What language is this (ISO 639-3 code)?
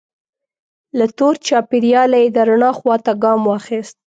pus